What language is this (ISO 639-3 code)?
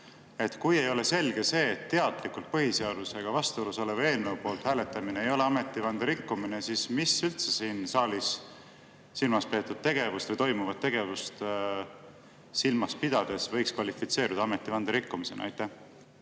est